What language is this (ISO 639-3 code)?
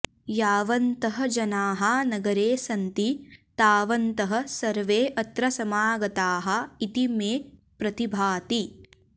san